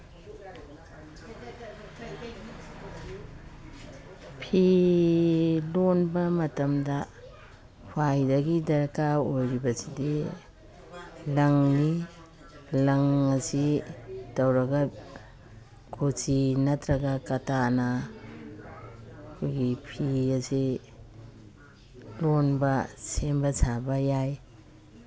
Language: Manipuri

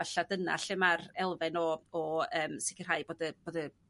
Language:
Welsh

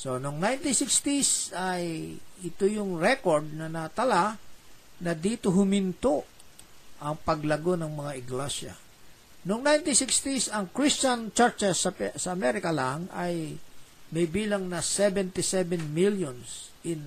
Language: Filipino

